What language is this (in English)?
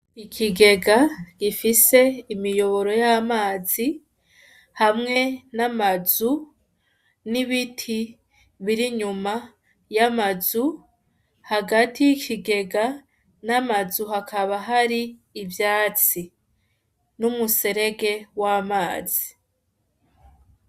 Rundi